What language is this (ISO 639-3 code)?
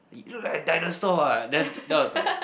eng